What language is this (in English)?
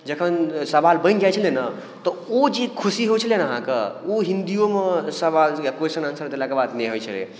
Maithili